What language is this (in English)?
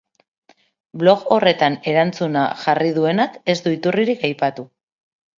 Basque